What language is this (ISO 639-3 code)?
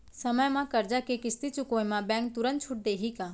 hne